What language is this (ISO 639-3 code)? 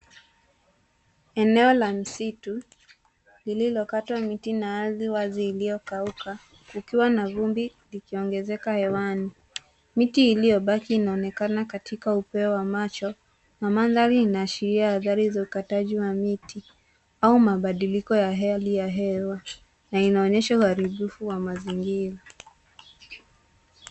swa